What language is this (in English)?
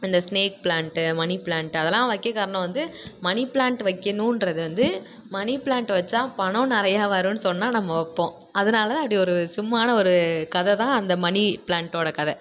Tamil